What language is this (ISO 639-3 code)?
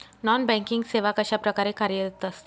mar